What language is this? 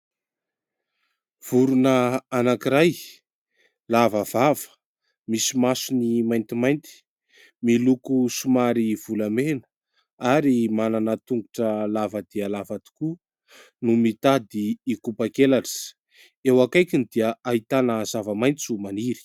Malagasy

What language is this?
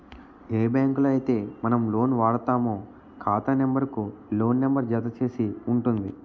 Telugu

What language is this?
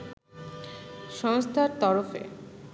Bangla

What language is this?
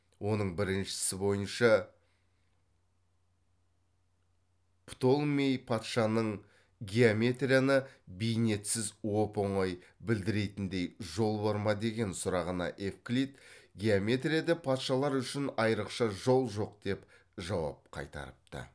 Kazakh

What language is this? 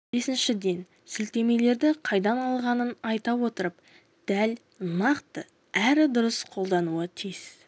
Kazakh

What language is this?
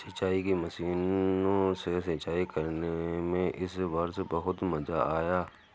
Hindi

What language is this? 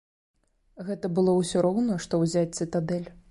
Belarusian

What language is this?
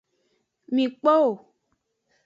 Aja (Benin)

